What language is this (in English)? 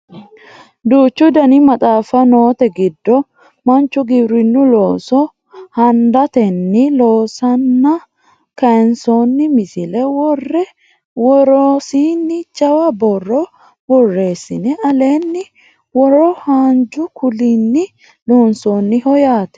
Sidamo